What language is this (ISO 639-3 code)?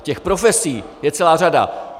ces